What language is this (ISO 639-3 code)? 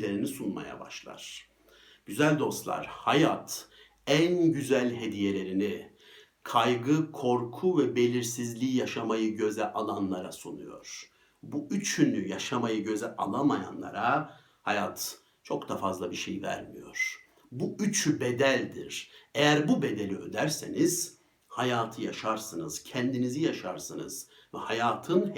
tur